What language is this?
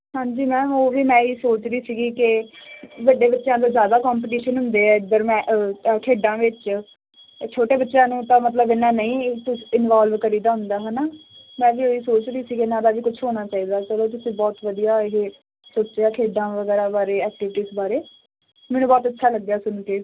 Punjabi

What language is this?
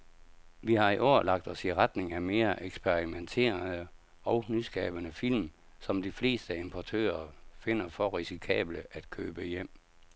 Danish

